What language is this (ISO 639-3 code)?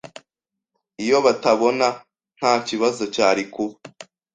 kin